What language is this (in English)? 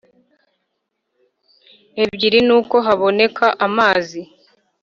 Kinyarwanda